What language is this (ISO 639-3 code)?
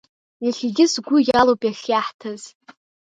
abk